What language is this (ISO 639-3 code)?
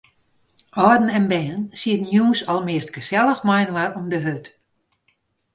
fry